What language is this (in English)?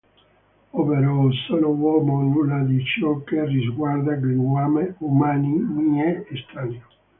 Italian